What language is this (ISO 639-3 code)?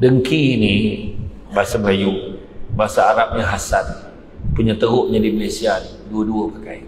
msa